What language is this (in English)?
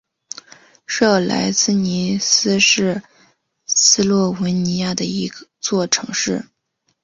Chinese